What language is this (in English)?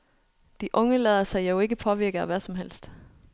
Danish